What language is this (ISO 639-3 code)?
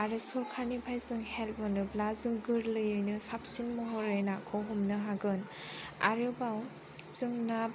brx